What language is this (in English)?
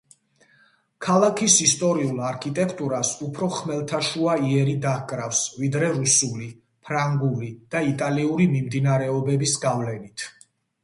Georgian